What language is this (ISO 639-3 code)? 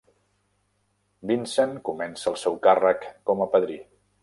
cat